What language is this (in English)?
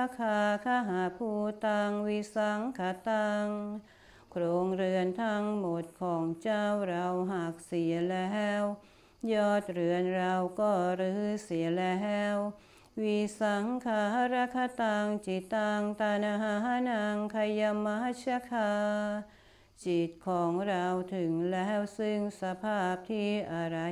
Thai